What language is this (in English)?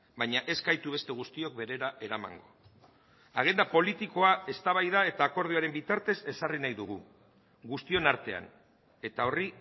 Basque